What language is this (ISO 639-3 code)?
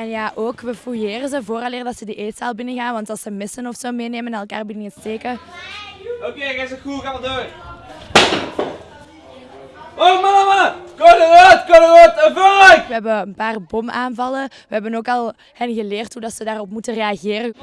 nld